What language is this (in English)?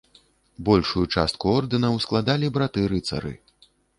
Belarusian